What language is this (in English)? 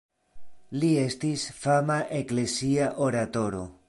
Esperanto